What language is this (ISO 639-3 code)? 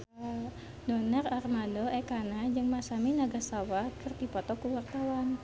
sun